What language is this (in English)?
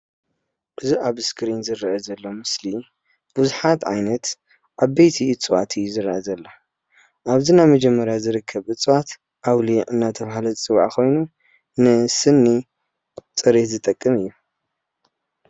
Tigrinya